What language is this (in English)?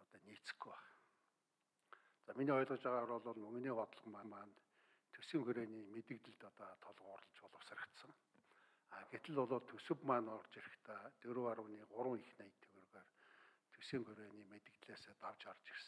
Arabic